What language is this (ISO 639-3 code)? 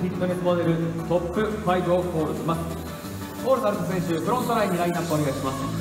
jpn